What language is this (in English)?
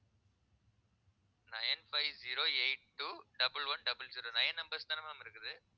Tamil